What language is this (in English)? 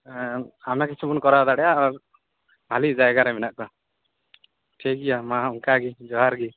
Santali